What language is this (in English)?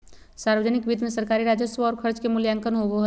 Magahi